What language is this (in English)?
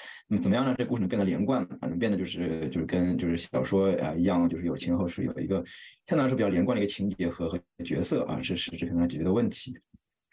Chinese